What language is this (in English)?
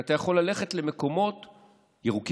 Hebrew